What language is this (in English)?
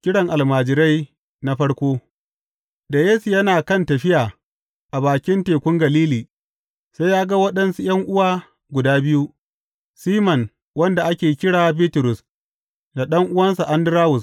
Hausa